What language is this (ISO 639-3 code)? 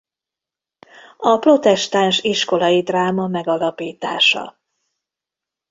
hun